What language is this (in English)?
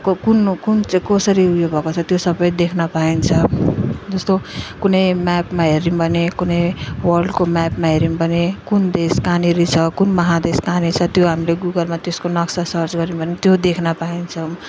Nepali